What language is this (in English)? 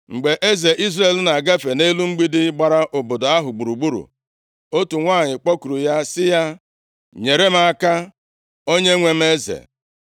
Igbo